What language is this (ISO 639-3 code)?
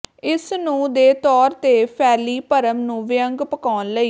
pan